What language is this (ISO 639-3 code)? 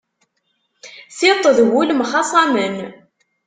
kab